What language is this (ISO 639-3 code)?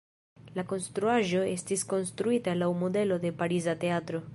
epo